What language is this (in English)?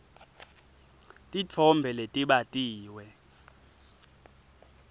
Swati